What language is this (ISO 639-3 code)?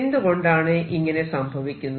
mal